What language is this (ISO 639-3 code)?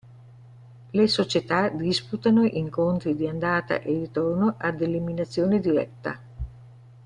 ita